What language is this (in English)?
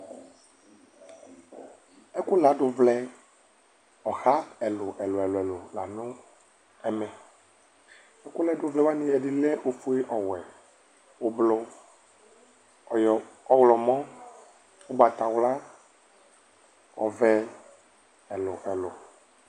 Ikposo